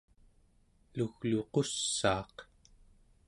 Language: Central Yupik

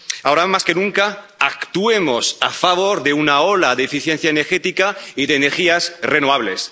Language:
Spanish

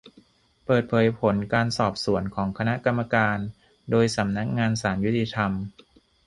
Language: Thai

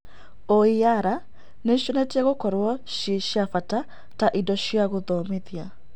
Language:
Kikuyu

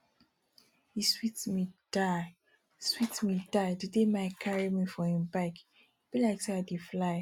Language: Nigerian Pidgin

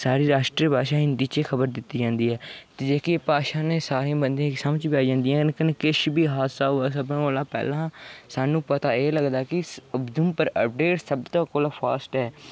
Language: Dogri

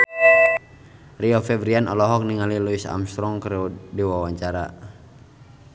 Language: Sundanese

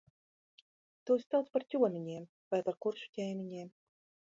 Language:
Latvian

